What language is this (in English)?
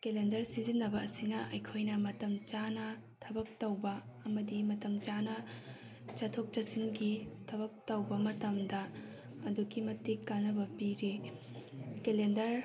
Manipuri